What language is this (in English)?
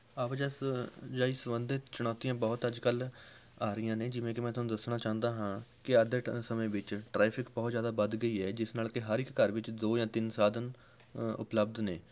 Punjabi